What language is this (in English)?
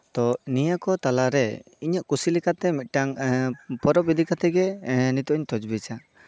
Santali